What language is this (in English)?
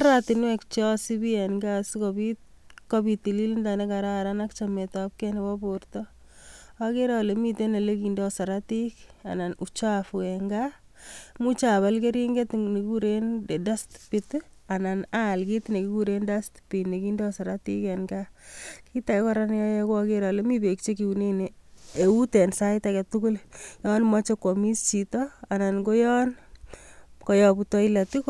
Kalenjin